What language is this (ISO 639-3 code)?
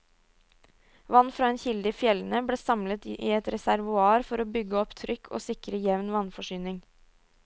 nor